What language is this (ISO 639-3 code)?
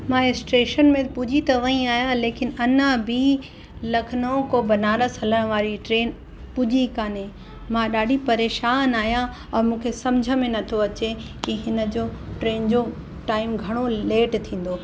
snd